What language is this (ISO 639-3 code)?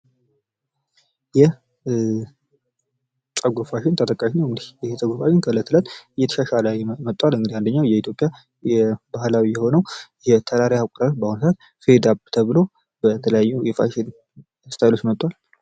amh